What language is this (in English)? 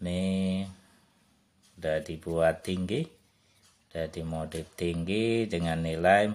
Indonesian